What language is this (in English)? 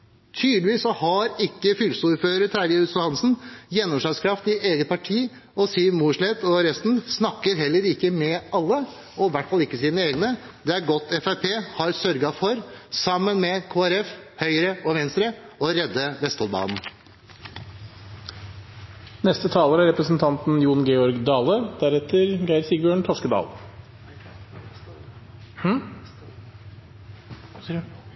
Norwegian Bokmål